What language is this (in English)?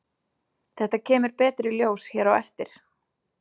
Icelandic